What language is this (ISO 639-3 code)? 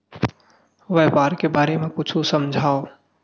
hne